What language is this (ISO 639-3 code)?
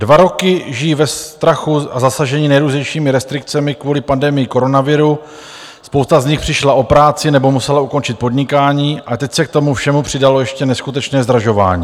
ces